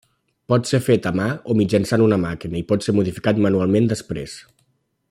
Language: Catalan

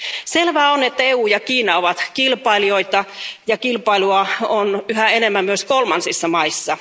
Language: Finnish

